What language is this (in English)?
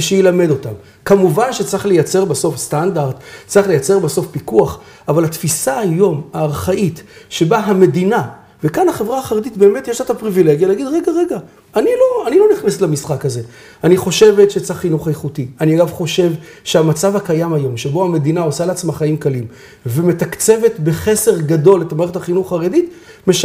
Hebrew